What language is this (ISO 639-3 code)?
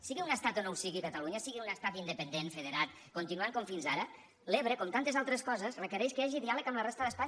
cat